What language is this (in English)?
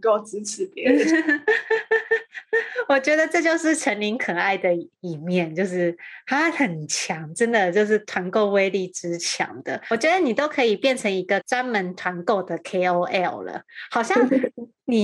Chinese